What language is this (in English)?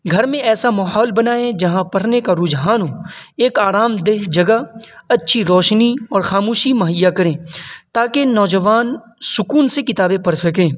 Urdu